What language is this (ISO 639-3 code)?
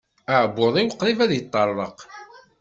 kab